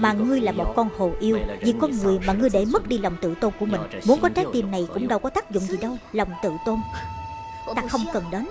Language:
Vietnamese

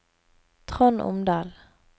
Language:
Norwegian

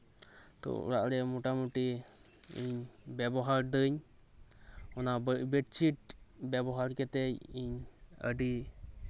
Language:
Santali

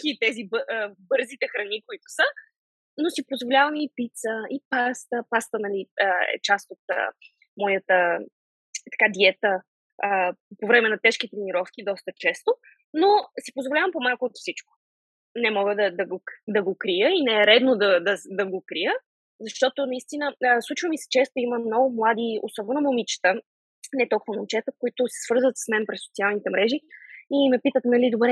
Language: Bulgarian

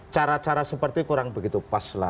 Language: Indonesian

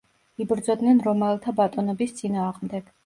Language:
Georgian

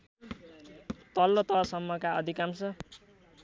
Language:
Nepali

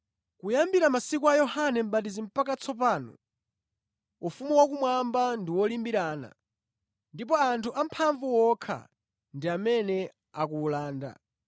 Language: Nyanja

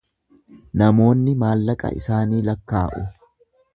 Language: Oromo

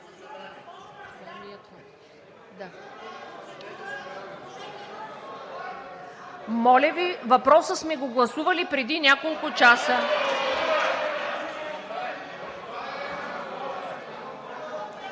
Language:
Bulgarian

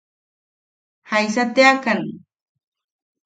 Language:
Yaqui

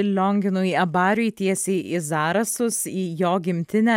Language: Lithuanian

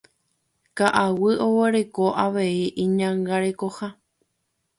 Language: Guarani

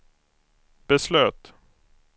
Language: Swedish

